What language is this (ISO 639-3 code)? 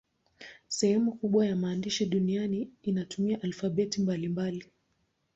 swa